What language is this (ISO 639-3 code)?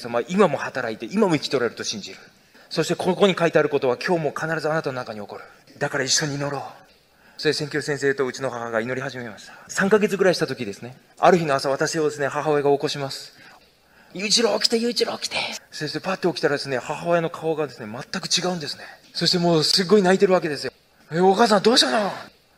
jpn